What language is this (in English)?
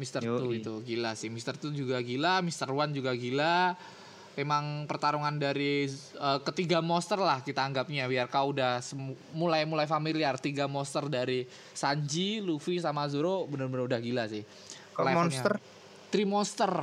Indonesian